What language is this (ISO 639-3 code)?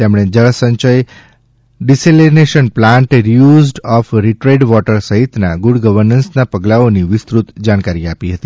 guj